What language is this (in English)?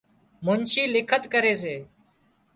Wadiyara Koli